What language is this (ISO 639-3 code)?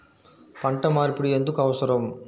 tel